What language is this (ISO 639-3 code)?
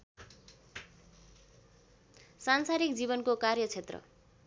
nep